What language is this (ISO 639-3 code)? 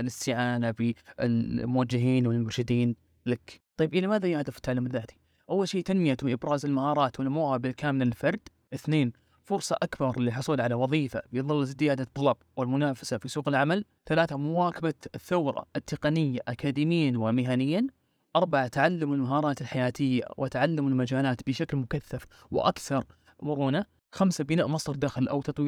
ara